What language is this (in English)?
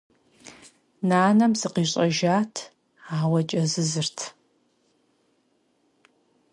Kabardian